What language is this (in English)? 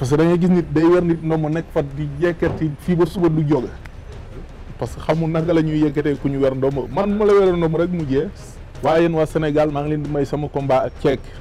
French